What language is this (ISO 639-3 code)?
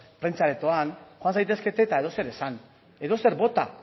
eus